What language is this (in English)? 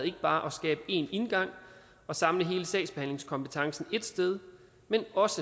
Danish